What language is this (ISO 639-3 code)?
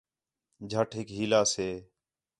xhe